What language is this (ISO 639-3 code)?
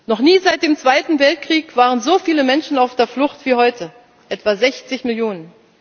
deu